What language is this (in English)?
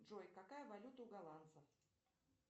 Russian